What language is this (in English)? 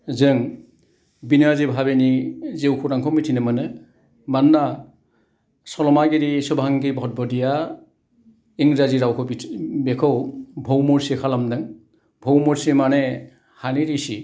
Bodo